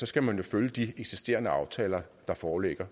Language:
Danish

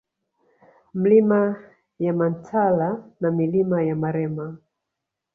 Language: Swahili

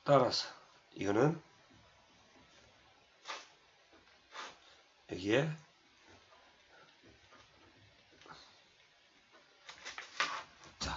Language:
Korean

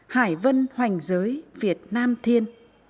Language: Vietnamese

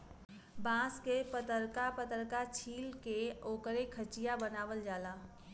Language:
Bhojpuri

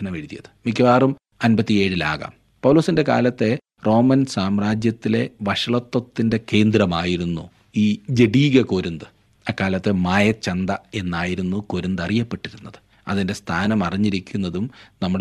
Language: Malayalam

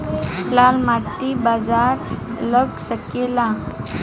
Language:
Bhojpuri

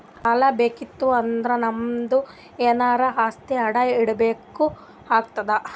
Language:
Kannada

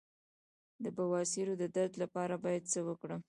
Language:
Pashto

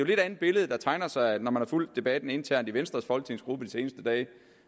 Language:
Danish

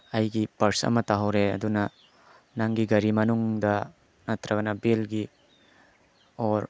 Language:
Manipuri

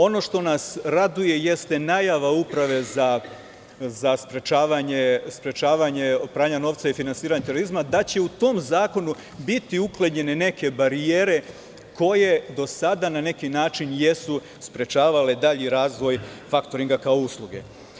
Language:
Serbian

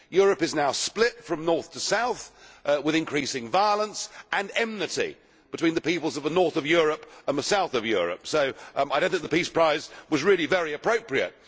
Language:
English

